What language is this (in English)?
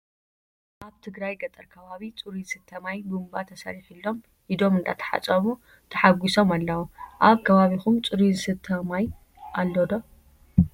Tigrinya